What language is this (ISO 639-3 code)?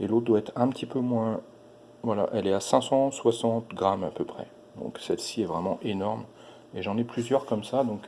fra